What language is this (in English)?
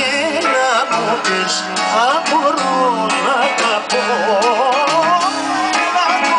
Romanian